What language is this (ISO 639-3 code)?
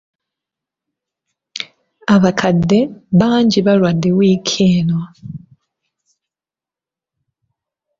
lug